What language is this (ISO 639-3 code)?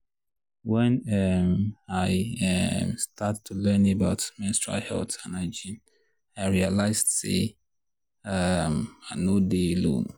pcm